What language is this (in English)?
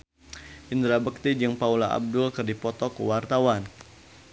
Sundanese